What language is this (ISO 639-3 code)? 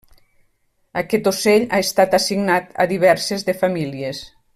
cat